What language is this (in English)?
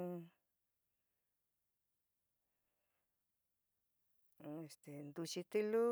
San Miguel El Grande Mixtec